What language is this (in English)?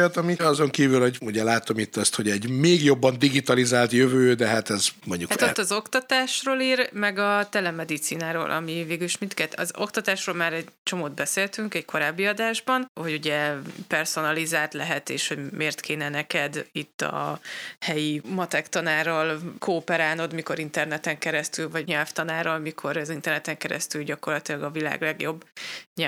Hungarian